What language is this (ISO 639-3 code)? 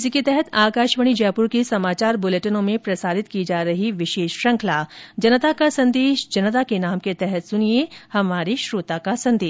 hin